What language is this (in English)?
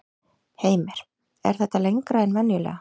Icelandic